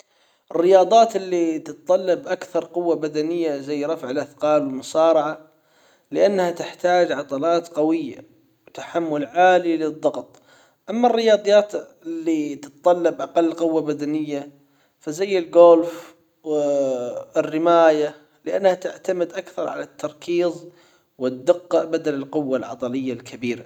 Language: Hijazi Arabic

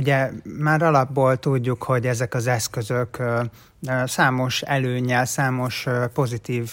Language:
Hungarian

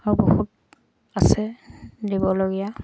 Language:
Assamese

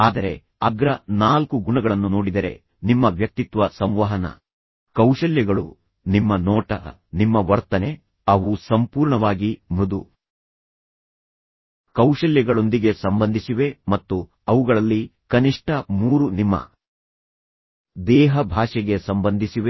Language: Kannada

